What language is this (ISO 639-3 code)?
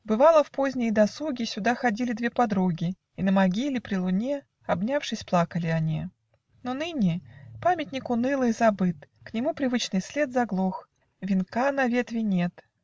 rus